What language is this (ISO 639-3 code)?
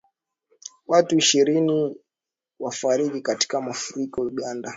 swa